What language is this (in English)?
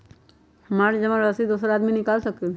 Magahi